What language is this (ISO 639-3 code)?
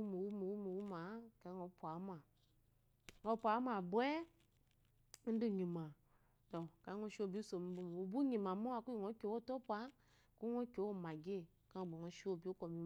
afo